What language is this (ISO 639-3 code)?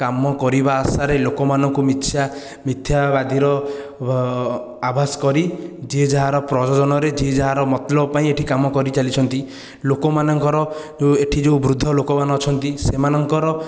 ori